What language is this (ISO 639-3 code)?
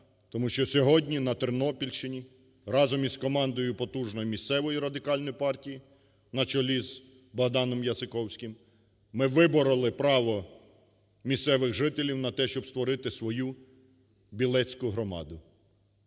ukr